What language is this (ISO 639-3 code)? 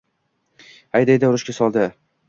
uzb